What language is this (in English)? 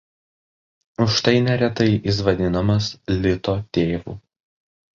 Lithuanian